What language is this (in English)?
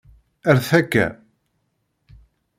Kabyle